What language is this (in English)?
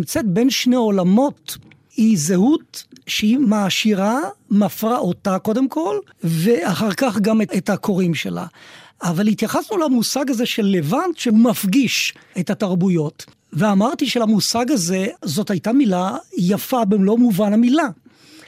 Hebrew